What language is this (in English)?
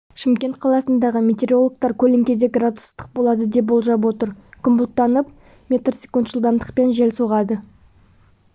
Kazakh